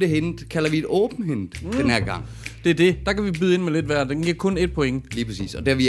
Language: Danish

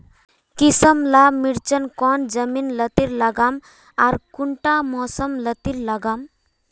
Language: Magahi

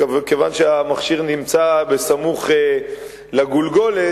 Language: Hebrew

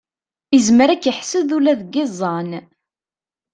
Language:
Kabyle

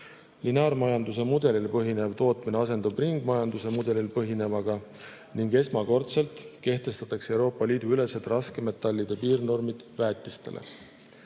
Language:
Estonian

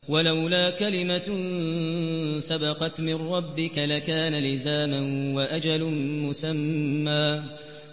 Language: Arabic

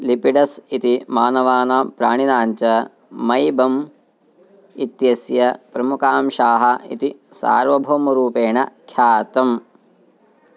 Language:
Sanskrit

